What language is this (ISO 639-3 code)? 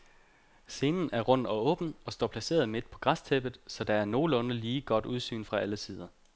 dan